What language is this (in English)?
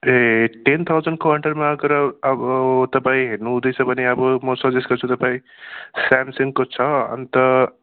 Nepali